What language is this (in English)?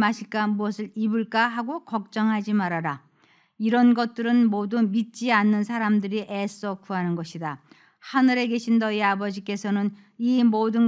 Korean